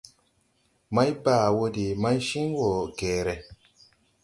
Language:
Tupuri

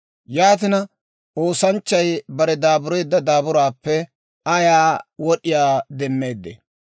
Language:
Dawro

